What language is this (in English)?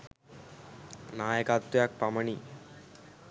Sinhala